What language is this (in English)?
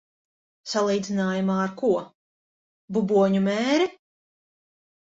Latvian